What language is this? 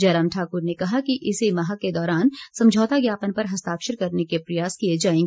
Hindi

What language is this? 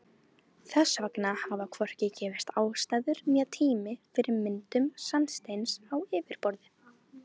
Icelandic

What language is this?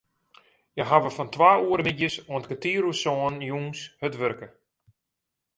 Western Frisian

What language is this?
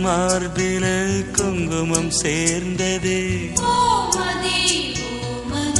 Tamil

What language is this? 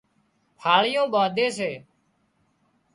Wadiyara Koli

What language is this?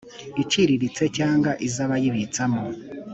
Kinyarwanda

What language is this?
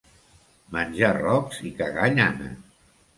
Catalan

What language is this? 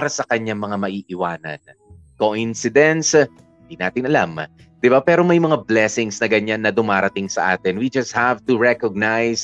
Filipino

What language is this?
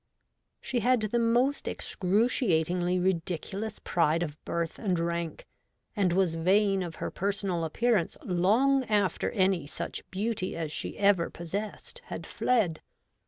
English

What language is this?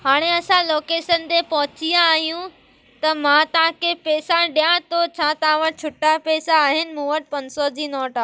Sindhi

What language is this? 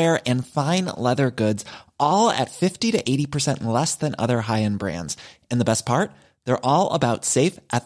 Swedish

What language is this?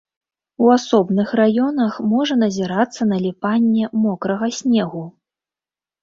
Belarusian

